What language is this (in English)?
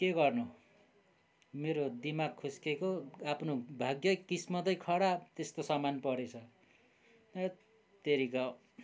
Nepali